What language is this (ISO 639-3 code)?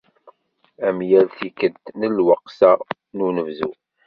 kab